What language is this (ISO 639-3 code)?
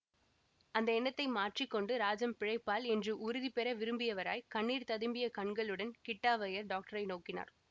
tam